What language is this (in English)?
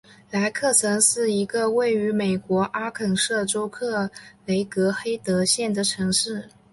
Chinese